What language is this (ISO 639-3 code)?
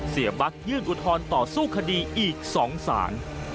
tha